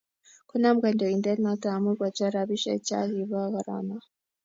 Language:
Kalenjin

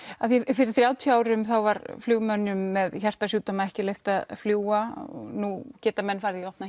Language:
Icelandic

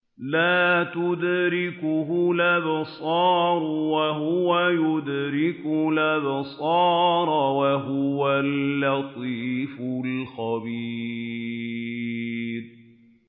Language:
Arabic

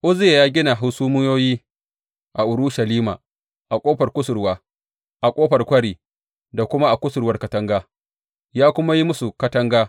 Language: Hausa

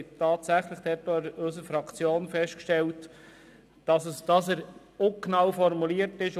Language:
Swiss German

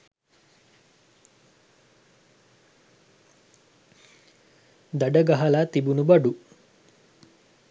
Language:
Sinhala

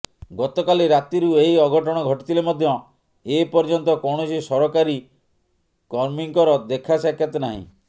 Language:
Odia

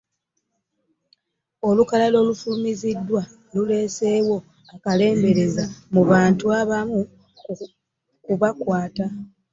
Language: Ganda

